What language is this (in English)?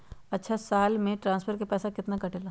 Magahi